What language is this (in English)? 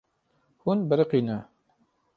Kurdish